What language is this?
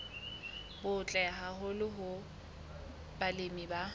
Southern Sotho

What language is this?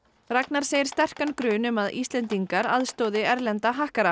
Icelandic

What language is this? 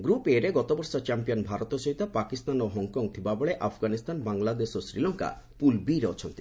Odia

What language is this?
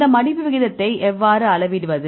Tamil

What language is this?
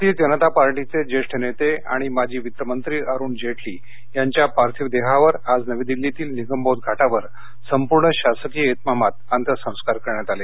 Marathi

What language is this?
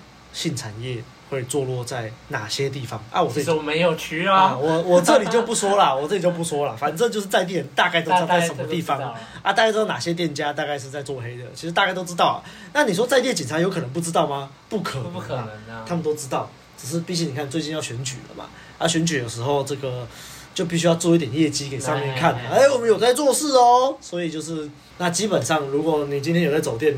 Chinese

